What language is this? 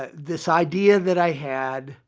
English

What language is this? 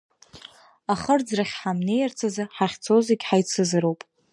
Abkhazian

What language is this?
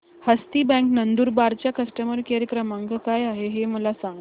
Marathi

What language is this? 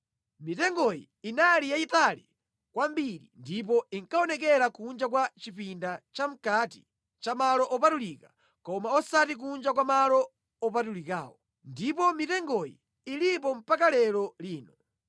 Nyanja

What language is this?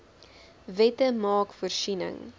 Afrikaans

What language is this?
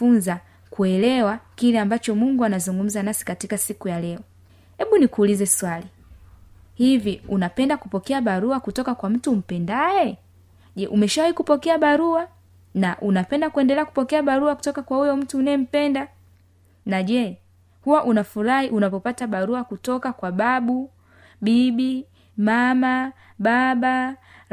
Swahili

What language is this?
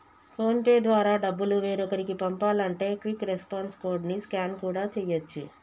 Telugu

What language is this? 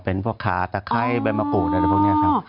Thai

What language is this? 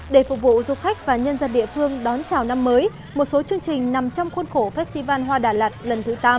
Vietnamese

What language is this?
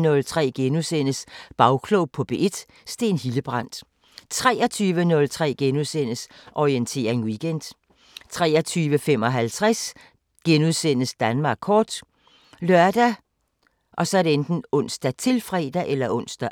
Danish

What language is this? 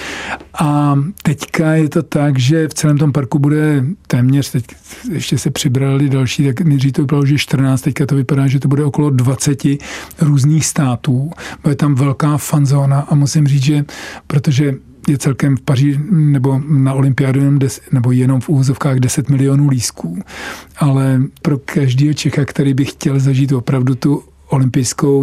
Czech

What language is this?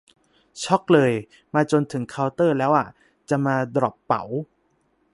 Thai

